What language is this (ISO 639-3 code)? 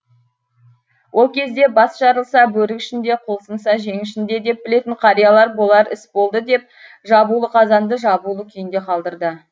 kaz